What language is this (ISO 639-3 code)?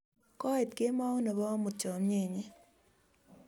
kln